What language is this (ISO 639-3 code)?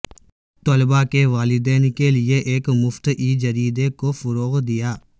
urd